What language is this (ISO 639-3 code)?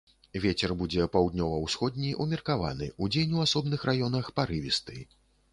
bel